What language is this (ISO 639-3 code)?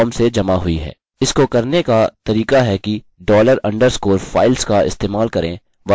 hin